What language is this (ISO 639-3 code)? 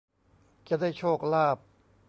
tha